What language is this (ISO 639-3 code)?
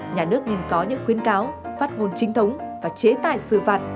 vie